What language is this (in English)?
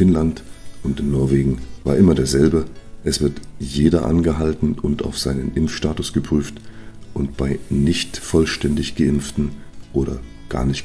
German